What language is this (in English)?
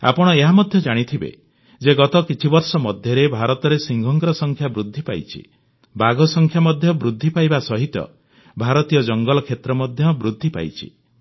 Odia